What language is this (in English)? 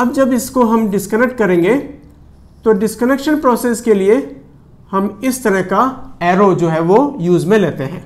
Hindi